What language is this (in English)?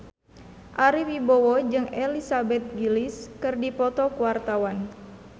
Sundanese